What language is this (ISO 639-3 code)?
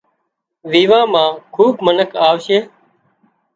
kxp